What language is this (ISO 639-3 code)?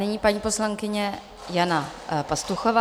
ces